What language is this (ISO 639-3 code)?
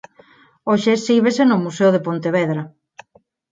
glg